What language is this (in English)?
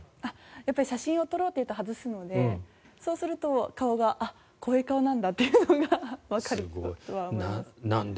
Japanese